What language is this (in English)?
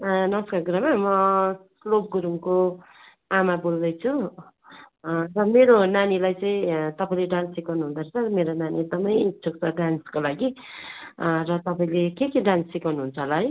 Nepali